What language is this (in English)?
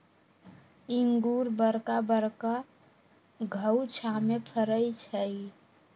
Magahi